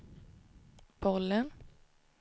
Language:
Swedish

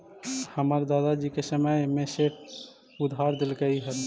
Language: Magahi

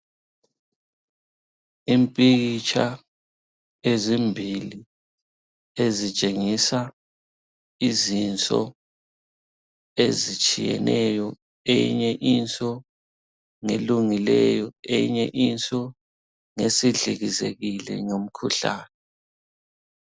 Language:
North Ndebele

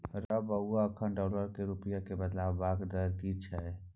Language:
Maithili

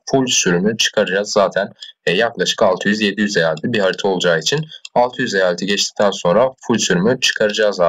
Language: Turkish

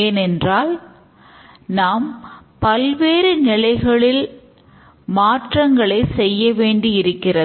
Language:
Tamil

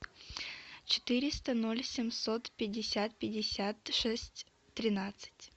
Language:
Russian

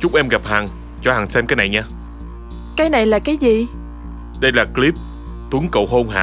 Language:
Vietnamese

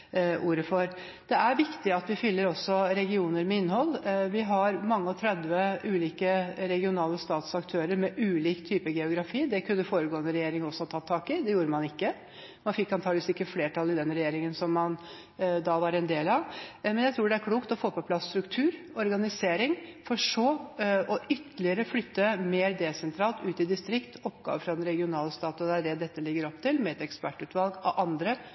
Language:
Norwegian Bokmål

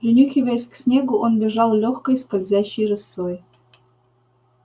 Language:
Russian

